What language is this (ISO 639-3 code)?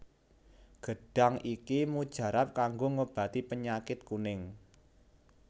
jav